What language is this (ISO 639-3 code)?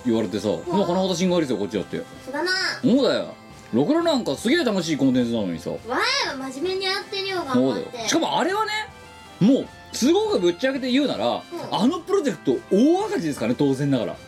jpn